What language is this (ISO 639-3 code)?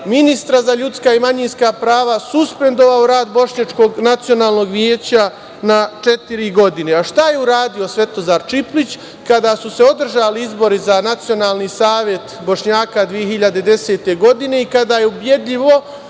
srp